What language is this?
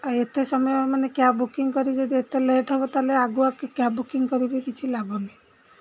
Odia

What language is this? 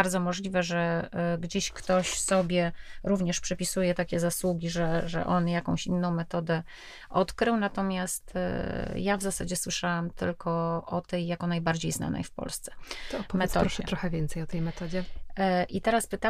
Polish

